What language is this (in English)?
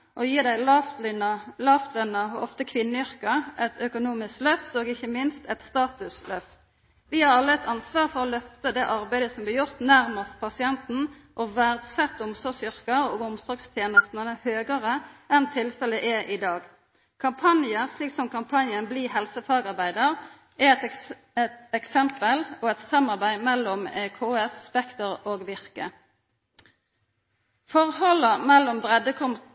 Norwegian Nynorsk